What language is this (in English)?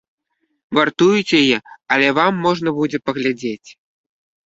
Belarusian